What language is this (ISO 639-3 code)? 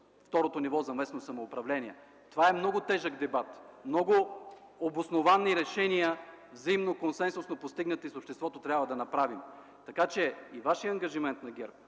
bul